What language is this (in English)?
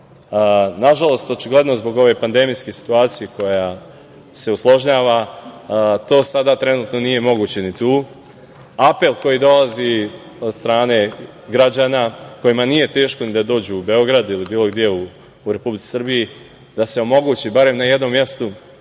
Serbian